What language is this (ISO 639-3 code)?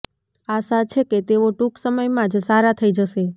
guj